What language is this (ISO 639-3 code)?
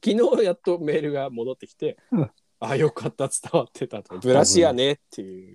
jpn